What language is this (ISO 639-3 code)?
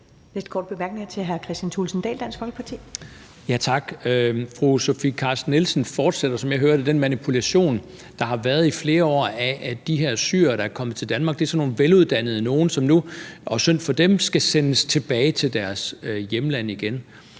dan